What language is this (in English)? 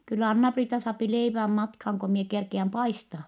Finnish